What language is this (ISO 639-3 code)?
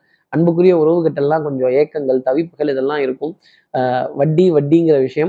tam